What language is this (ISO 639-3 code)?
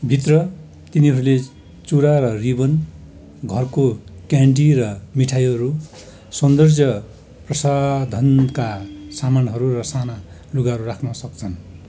nep